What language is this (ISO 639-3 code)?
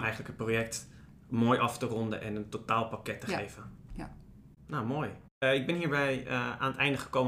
nld